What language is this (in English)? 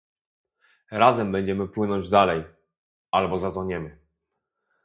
Polish